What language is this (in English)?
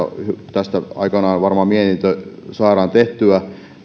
Finnish